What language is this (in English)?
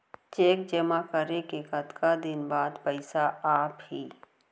Chhattisgarhi